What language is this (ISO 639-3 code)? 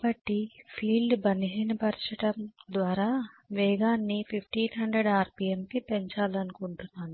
tel